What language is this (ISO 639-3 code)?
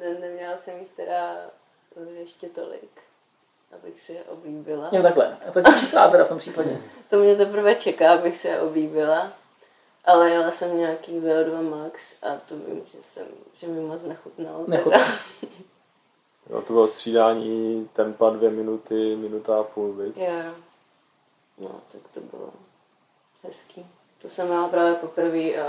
ces